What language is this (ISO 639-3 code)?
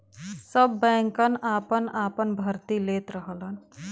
bho